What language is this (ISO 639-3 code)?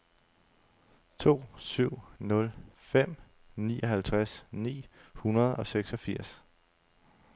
dan